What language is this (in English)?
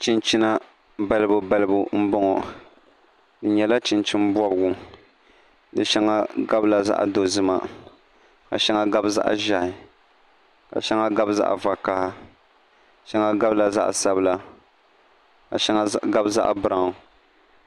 Dagbani